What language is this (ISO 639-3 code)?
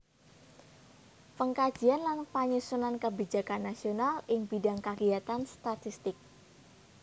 jav